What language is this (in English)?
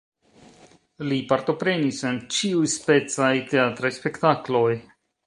Esperanto